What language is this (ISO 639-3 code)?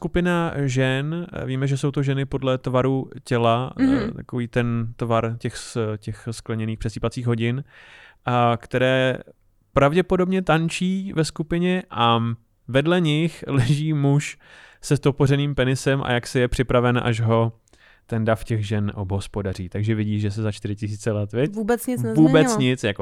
ces